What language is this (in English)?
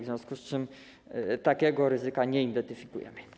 Polish